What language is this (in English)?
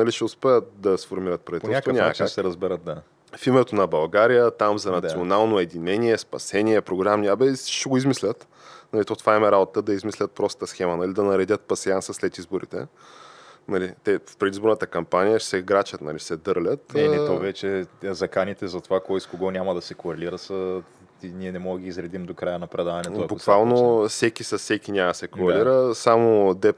Bulgarian